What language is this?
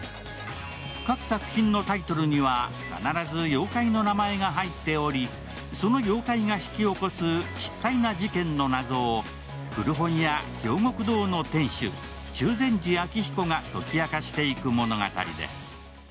Japanese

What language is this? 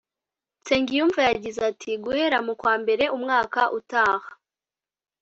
Kinyarwanda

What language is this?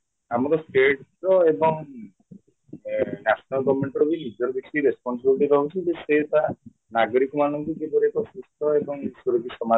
Odia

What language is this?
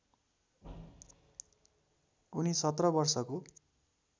Nepali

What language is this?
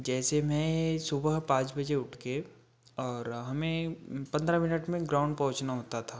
Hindi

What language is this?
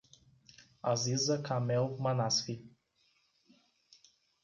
Portuguese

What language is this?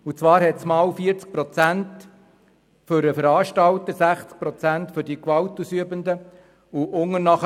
Swiss German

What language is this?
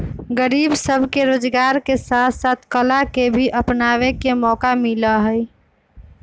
Magahi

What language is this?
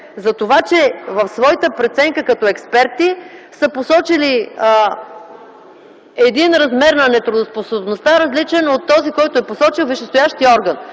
Bulgarian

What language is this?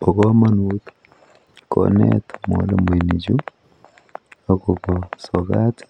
Kalenjin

